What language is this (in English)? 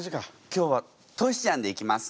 Japanese